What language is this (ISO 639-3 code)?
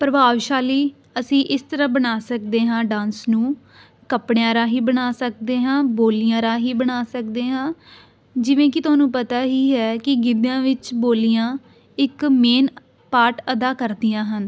pan